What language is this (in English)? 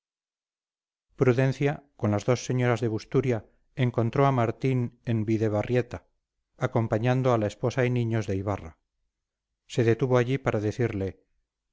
Spanish